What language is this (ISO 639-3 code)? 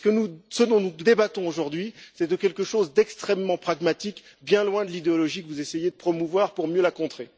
fra